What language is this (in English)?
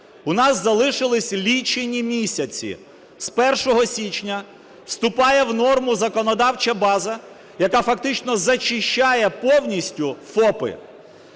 Ukrainian